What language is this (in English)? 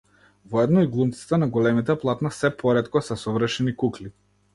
Macedonian